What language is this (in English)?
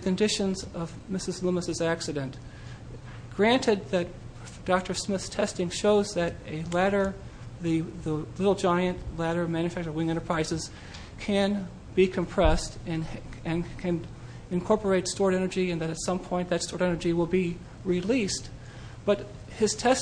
English